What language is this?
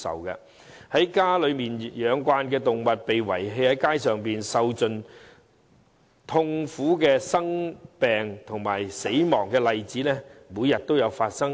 Cantonese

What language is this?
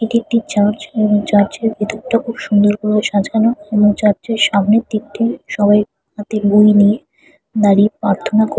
Bangla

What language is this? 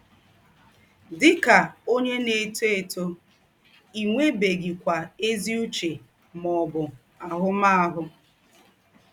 Igbo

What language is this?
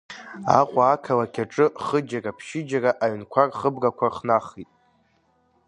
Abkhazian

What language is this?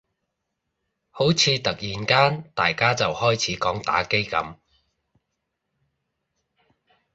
Cantonese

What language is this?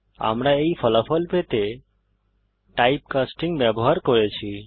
Bangla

